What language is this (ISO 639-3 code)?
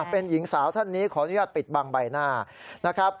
tha